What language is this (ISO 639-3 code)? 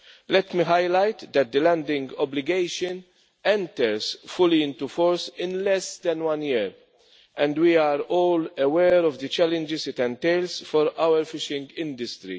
eng